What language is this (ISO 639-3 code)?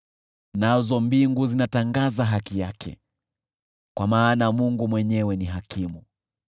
swa